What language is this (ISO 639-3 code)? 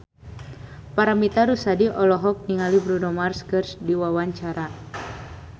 sun